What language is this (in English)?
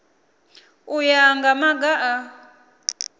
Venda